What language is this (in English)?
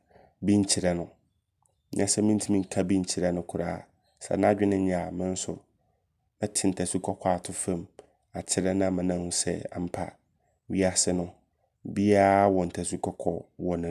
Abron